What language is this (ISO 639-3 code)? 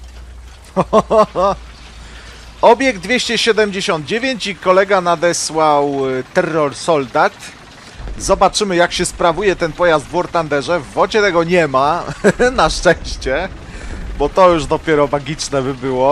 pol